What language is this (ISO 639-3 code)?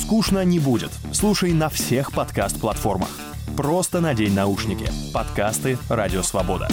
rus